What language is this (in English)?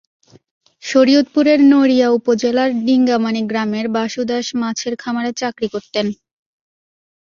Bangla